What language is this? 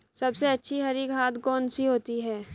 Hindi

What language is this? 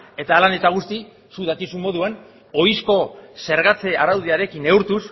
Basque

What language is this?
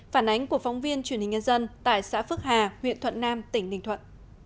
Vietnamese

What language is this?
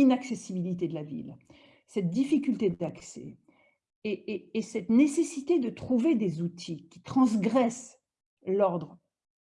French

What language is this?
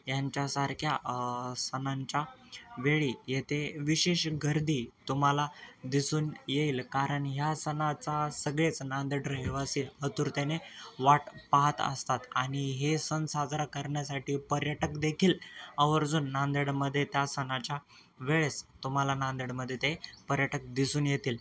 Marathi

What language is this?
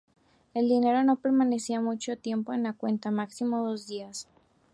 Spanish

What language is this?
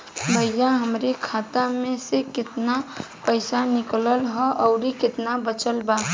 Bhojpuri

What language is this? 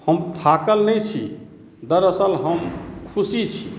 Maithili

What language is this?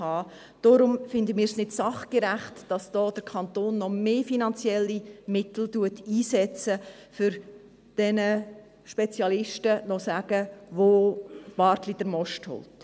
Swiss German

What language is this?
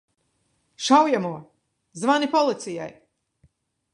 Latvian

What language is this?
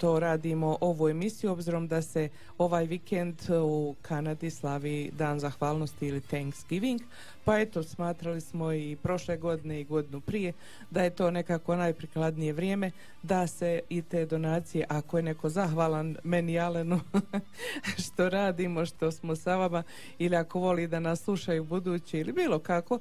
Croatian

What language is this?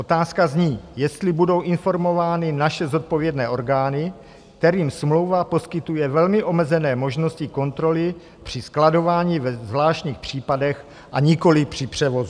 Czech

